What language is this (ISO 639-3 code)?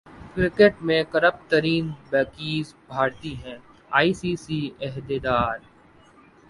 urd